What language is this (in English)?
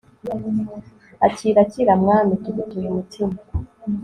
Kinyarwanda